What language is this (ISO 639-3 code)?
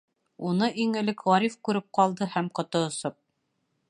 bak